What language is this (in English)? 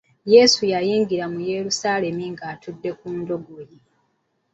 Ganda